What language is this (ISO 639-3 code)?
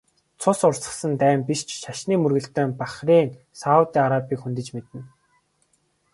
mon